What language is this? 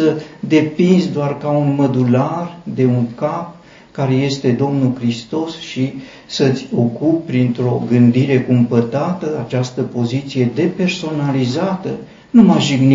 Romanian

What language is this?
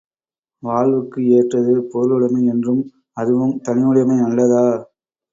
Tamil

